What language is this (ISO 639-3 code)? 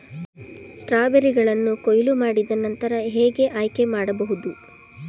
kan